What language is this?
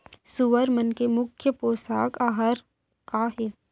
Chhattisgarhi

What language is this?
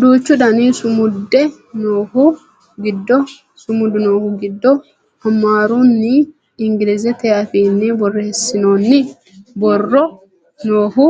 Sidamo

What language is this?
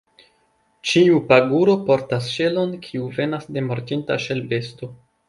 Esperanto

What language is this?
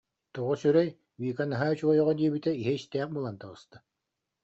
Yakut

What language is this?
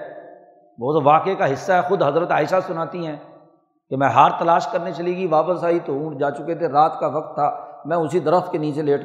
Urdu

